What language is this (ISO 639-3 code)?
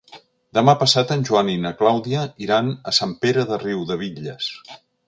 cat